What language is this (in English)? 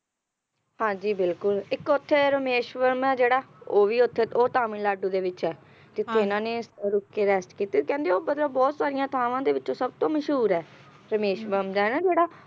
Punjabi